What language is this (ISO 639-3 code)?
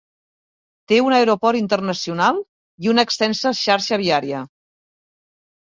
cat